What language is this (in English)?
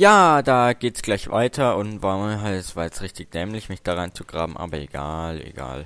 German